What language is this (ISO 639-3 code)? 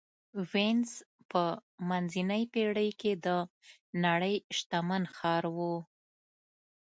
pus